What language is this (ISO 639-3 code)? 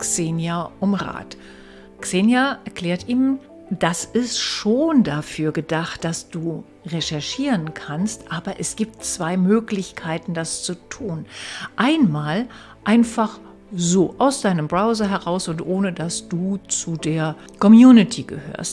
deu